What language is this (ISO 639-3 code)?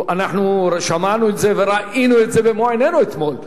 heb